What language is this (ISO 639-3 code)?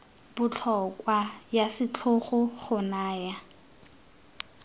tsn